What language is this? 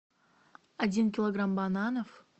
Russian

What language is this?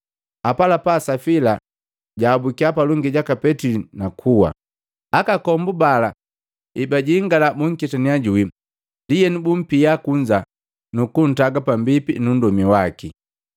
Matengo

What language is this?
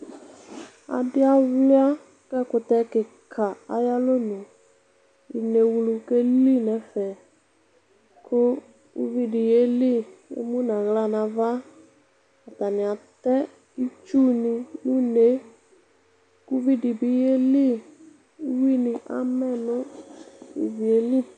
Ikposo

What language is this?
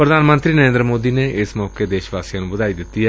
Punjabi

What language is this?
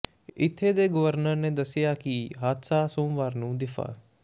Punjabi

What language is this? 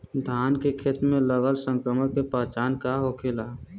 Bhojpuri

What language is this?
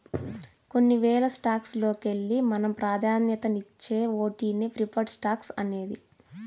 Telugu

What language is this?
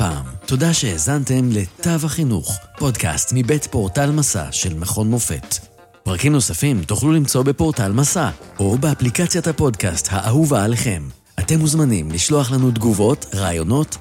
Hebrew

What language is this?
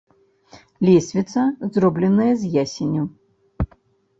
Belarusian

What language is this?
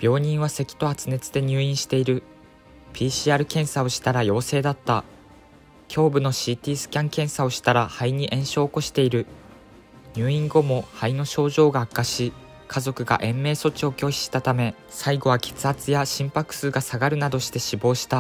Japanese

